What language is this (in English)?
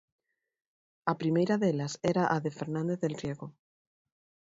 Galician